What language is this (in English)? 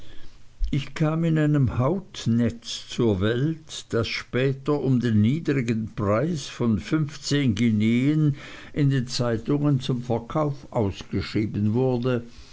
German